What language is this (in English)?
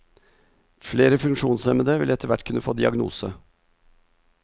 Norwegian